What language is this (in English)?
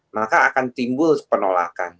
Indonesian